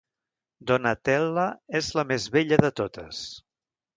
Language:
Catalan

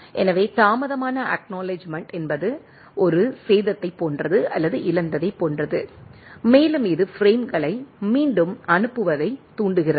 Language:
Tamil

